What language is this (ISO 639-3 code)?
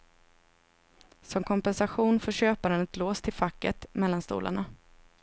swe